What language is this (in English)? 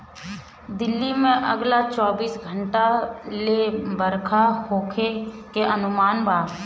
Bhojpuri